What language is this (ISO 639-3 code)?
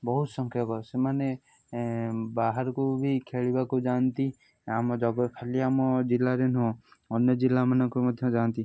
ori